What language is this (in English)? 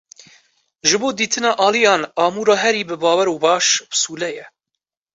Kurdish